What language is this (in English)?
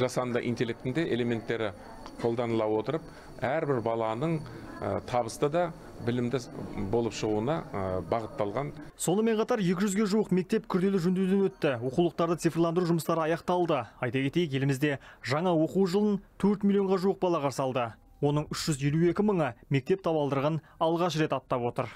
Russian